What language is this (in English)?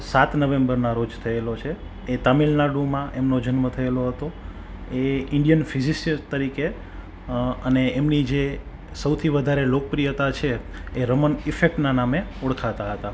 Gujarati